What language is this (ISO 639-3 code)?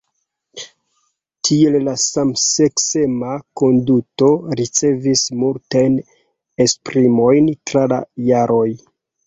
epo